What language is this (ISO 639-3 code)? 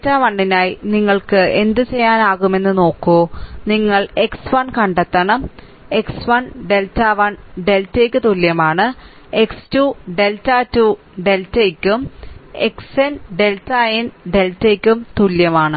mal